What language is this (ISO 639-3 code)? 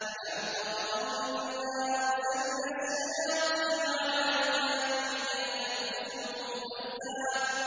ara